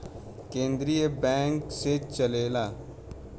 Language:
Bhojpuri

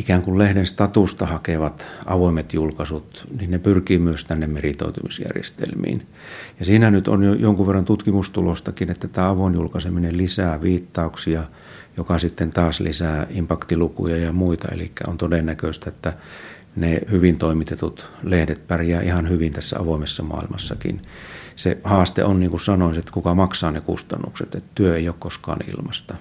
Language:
Finnish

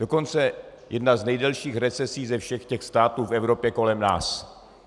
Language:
Czech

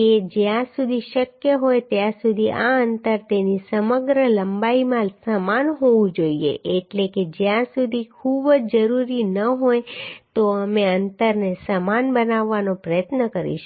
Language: Gujarati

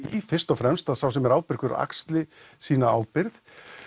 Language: Icelandic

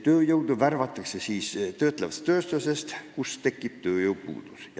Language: Estonian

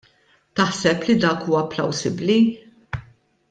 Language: Maltese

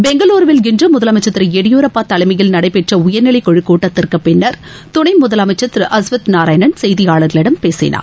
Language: Tamil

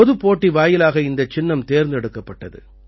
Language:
Tamil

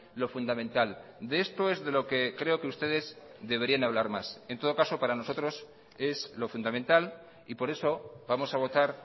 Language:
Spanish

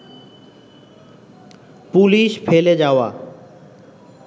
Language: Bangla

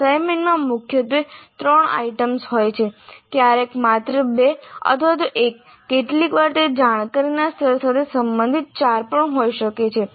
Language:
Gujarati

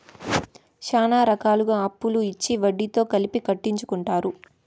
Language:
Telugu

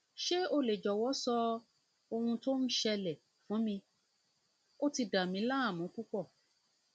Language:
Yoruba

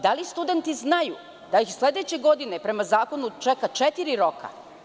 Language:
Serbian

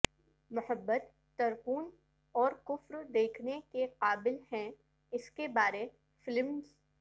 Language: Urdu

